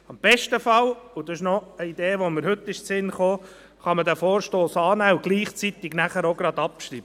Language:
Swiss German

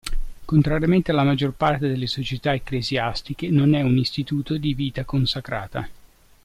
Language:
Italian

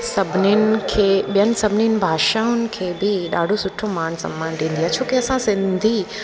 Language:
Sindhi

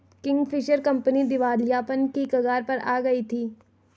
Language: Hindi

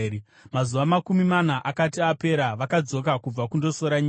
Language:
Shona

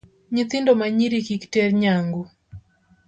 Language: Luo (Kenya and Tanzania)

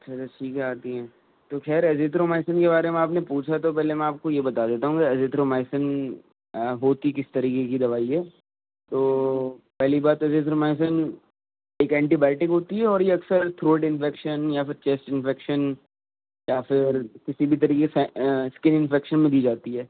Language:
Urdu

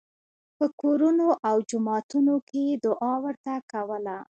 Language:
Pashto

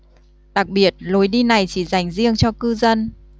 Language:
Vietnamese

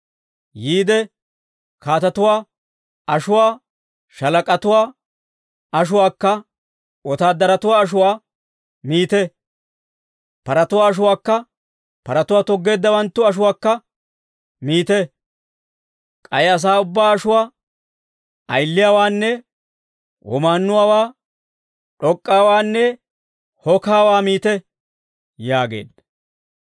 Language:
Dawro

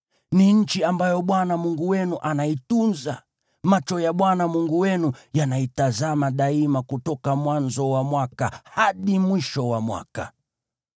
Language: Swahili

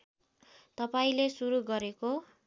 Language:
Nepali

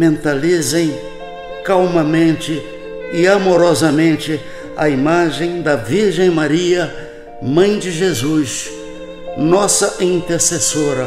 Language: Portuguese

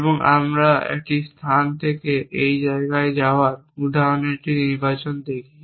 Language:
Bangla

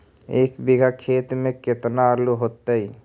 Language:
Magahi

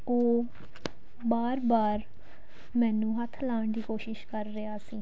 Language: Punjabi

